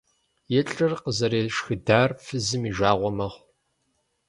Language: Kabardian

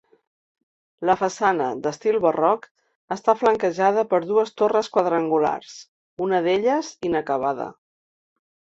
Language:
Catalan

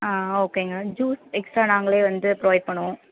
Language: Tamil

